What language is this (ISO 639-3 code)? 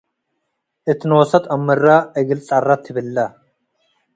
tig